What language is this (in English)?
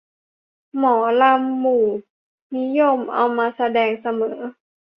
Thai